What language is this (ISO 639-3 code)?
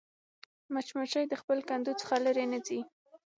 pus